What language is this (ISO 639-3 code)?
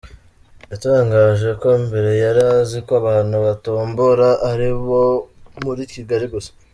kin